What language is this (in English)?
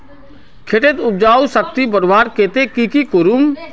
Magahi